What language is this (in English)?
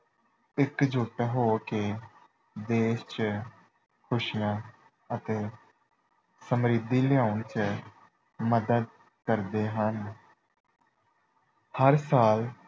Punjabi